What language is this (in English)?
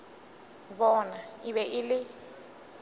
Northern Sotho